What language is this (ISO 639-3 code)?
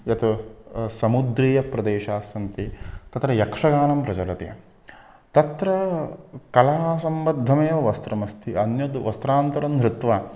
san